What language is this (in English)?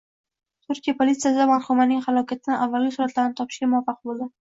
Uzbek